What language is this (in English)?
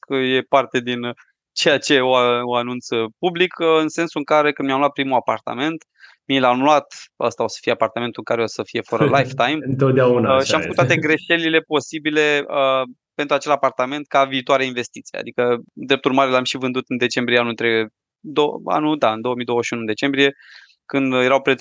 Romanian